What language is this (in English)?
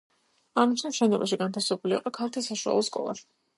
Georgian